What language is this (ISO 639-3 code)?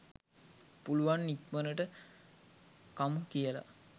sin